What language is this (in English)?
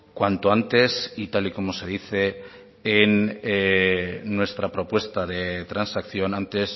Spanish